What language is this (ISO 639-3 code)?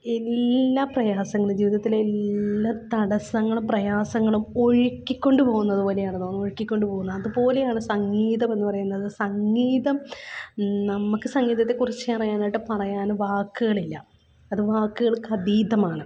mal